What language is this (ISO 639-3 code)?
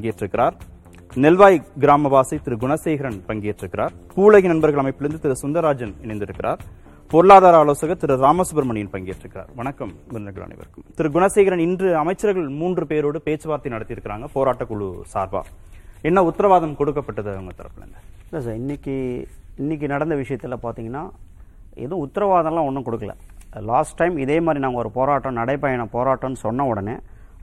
tam